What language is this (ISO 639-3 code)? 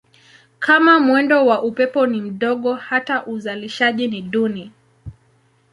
swa